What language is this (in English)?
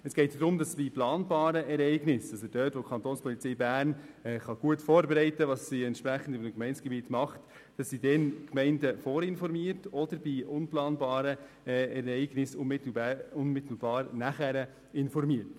Swiss German